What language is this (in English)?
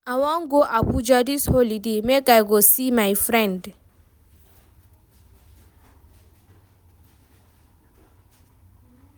Nigerian Pidgin